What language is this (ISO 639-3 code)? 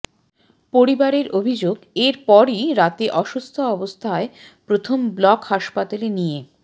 ben